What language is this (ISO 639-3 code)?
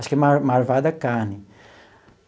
por